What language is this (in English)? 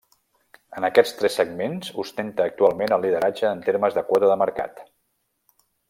Catalan